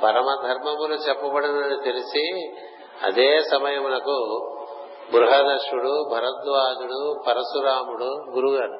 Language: Telugu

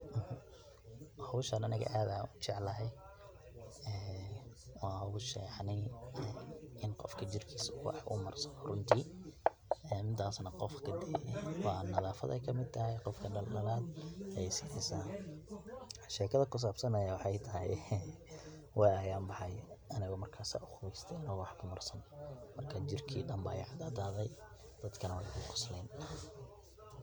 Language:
Somali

